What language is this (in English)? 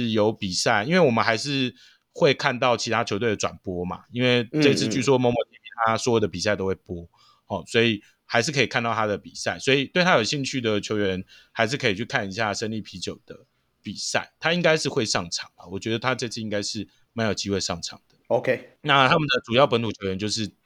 Chinese